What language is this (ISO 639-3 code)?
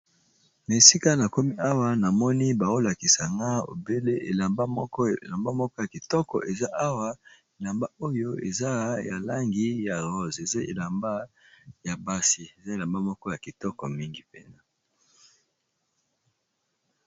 lin